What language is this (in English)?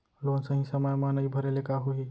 Chhattisgarhi